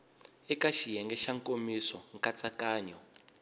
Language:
Tsonga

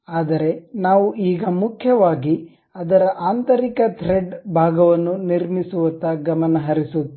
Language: Kannada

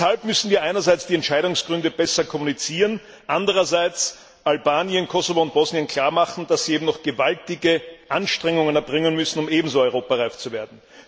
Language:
German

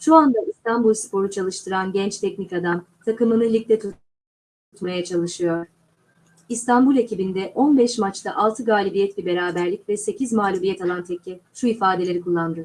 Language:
Turkish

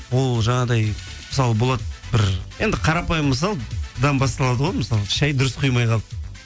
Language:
Kazakh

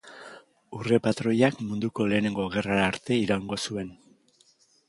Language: Basque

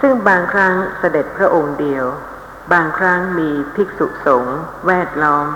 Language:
Thai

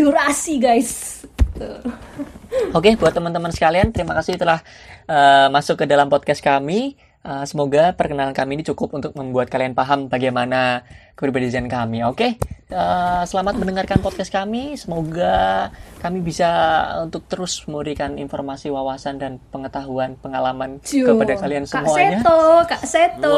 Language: Indonesian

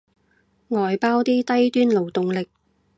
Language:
Cantonese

